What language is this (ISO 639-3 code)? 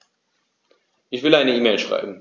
deu